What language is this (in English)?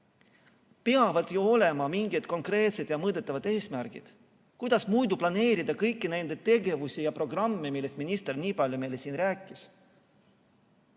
Estonian